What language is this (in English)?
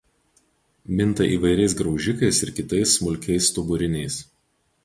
Lithuanian